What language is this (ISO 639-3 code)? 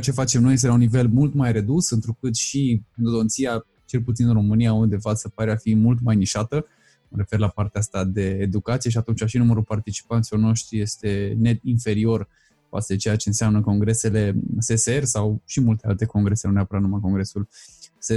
ron